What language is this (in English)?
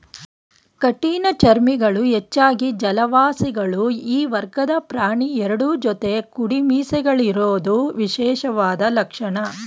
Kannada